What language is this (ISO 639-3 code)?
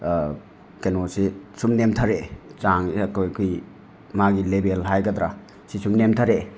mni